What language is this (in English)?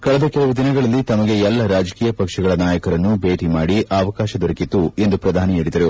Kannada